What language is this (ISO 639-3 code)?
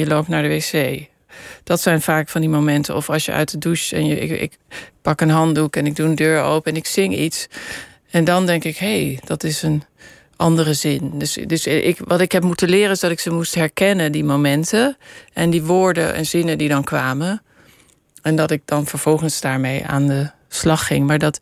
nld